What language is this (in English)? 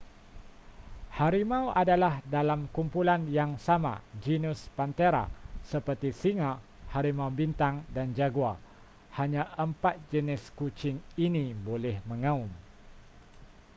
Malay